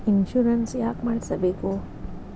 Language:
Kannada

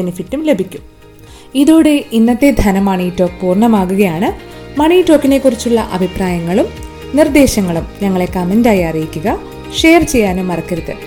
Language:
Malayalam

